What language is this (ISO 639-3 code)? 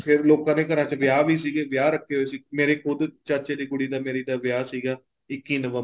pan